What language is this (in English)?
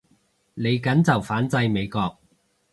Cantonese